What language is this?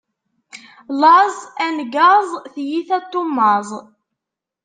Kabyle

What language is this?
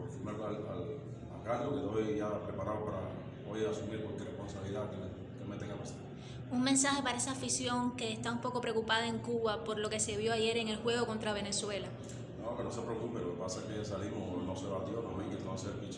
Spanish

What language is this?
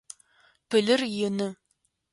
Adyghe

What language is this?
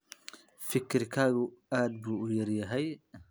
Somali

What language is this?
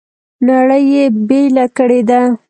Pashto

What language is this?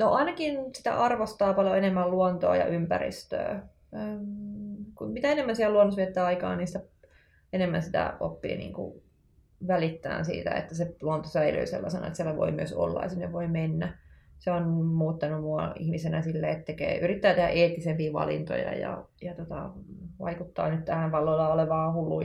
Finnish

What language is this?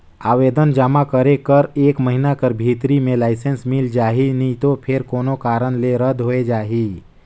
Chhattisgarhi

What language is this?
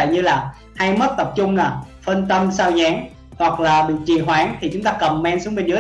Vietnamese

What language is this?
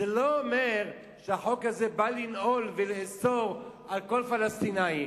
Hebrew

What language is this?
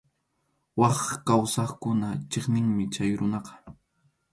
Arequipa-La Unión Quechua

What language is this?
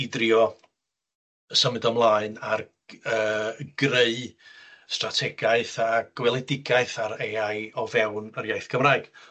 Welsh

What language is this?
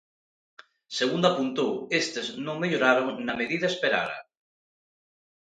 Galician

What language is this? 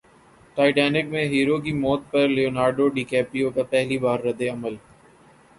Urdu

